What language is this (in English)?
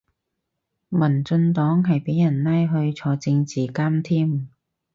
Cantonese